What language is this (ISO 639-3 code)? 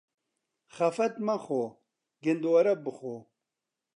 ckb